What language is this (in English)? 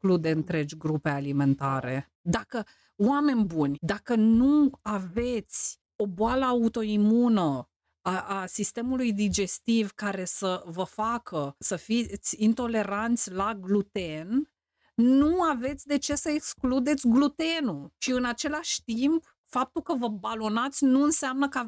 Romanian